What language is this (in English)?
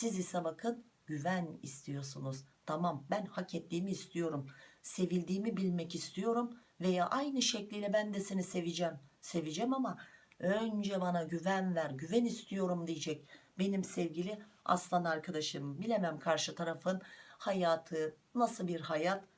Turkish